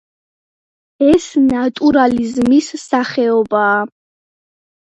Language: Georgian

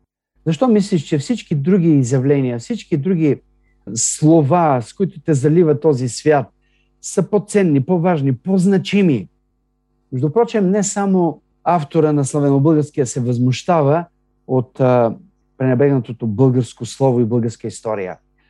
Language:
Bulgarian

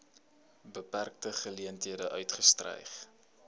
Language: Afrikaans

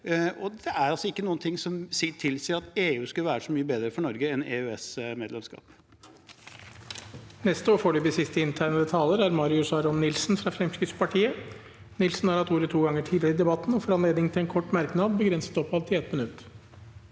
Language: Norwegian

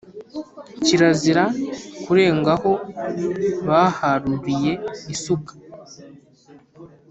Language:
Kinyarwanda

